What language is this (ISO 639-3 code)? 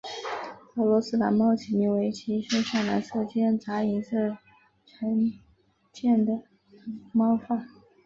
zho